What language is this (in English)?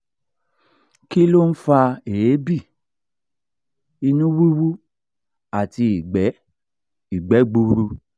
Yoruba